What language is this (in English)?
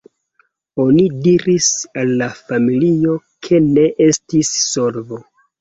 Esperanto